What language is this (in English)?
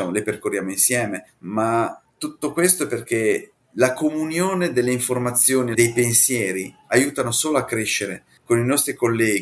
Italian